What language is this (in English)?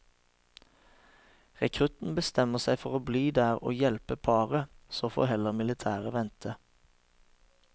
Norwegian